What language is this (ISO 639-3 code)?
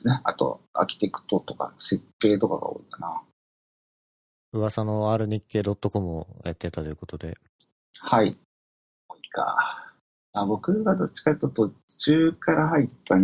jpn